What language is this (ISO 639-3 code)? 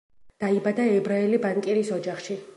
kat